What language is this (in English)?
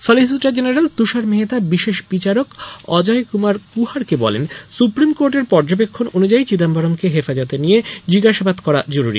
Bangla